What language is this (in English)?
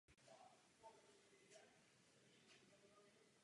Czech